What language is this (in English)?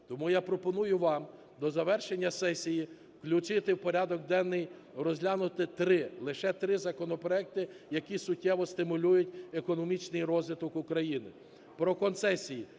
Ukrainian